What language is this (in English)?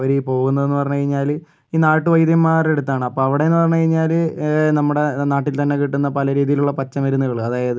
Malayalam